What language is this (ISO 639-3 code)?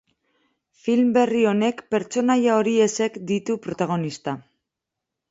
eus